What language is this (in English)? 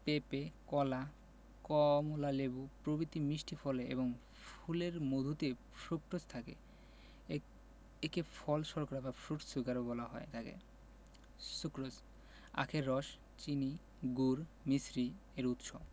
Bangla